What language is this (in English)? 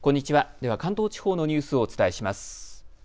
Japanese